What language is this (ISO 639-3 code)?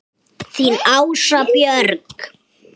isl